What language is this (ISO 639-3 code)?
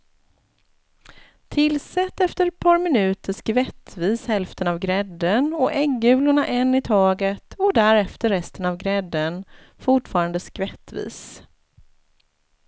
swe